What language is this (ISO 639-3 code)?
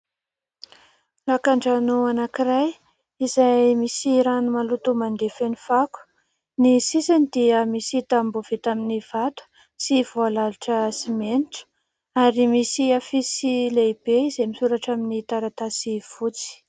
mlg